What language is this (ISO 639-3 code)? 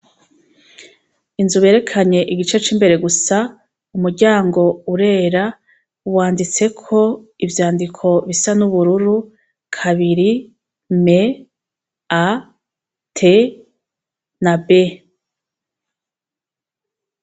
run